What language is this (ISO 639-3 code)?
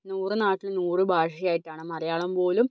mal